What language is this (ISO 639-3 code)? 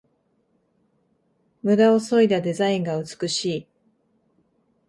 jpn